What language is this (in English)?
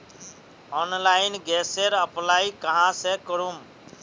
Magahi